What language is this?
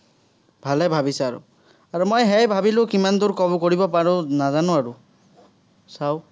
Assamese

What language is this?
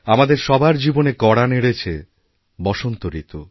Bangla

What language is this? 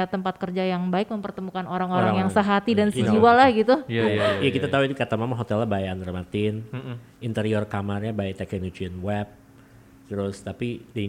Indonesian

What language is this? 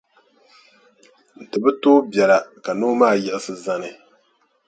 Dagbani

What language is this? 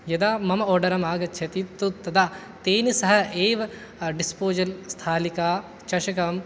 Sanskrit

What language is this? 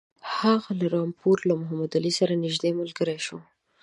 Pashto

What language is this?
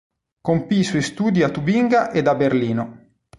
Italian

